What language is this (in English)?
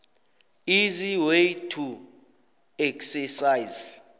South Ndebele